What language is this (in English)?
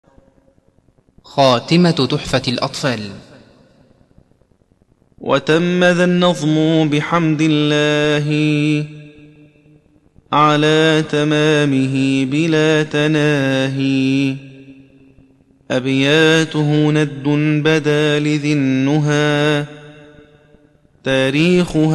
Arabic